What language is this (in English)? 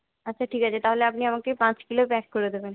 Bangla